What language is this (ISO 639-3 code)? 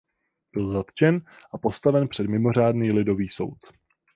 ces